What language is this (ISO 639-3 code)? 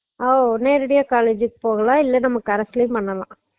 tam